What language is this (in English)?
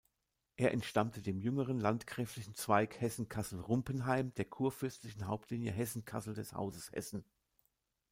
German